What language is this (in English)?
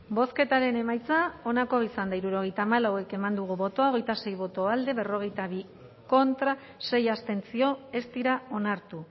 Basque